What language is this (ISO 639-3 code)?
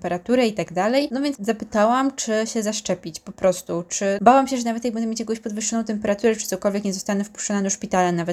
pol